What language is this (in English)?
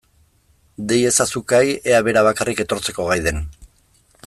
Basque